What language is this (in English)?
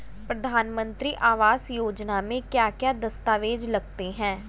Hindi